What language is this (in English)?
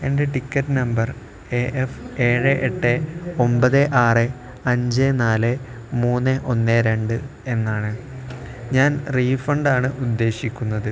Malayalam